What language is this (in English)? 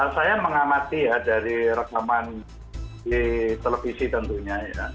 Indonesian